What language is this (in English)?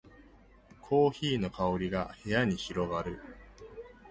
Japanese